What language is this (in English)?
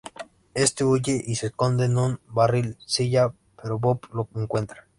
Spanish